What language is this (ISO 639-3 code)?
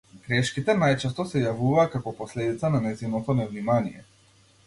mkd